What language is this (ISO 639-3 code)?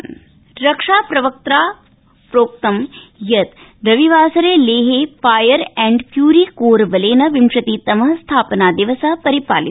san